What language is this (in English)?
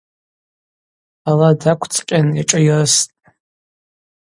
Abaza